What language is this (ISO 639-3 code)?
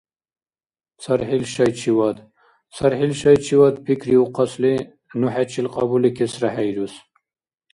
dar